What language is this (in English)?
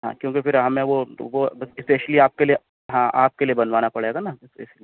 Urdu